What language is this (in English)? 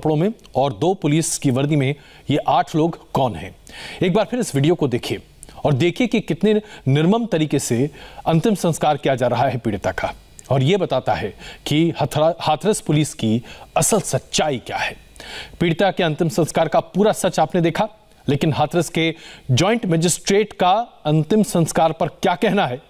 Hindi